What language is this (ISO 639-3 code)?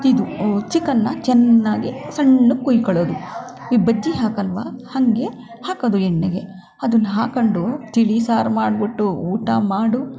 kan